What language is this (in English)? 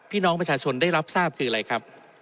Thai